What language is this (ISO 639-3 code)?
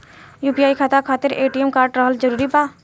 bho